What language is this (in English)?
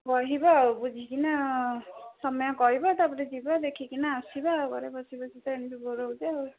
Odia